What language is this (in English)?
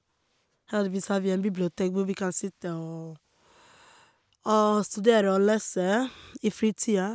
Norwegian